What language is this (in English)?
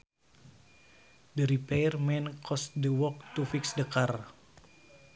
Sundanese